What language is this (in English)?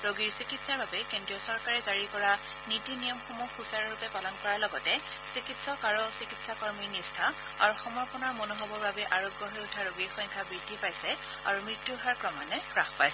Assamese